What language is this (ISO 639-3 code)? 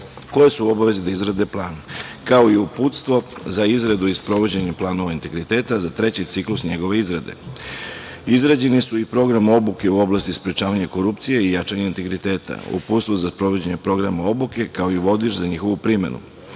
srp